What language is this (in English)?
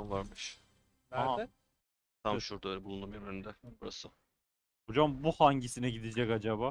Turkish